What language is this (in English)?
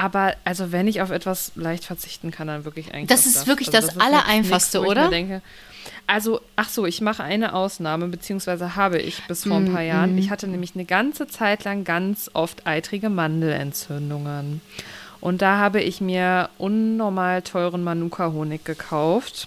German